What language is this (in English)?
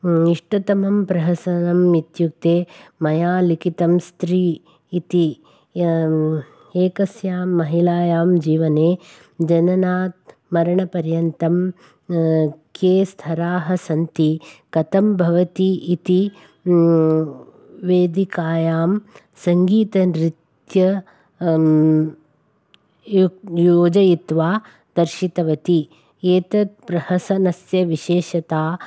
Sanskrit